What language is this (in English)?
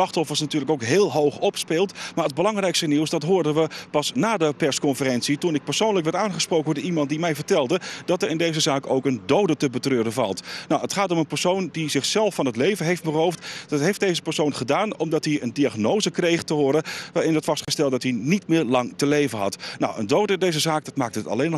Dutch